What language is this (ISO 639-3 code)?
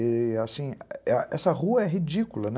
por